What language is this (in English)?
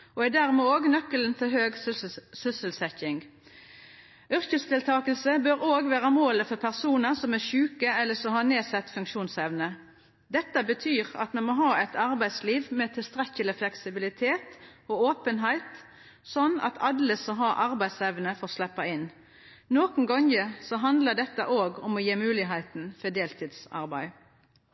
Norwegian Nynorsk